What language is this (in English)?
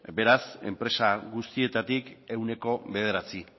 Basque